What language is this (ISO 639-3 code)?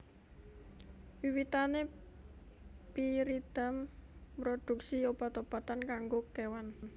jav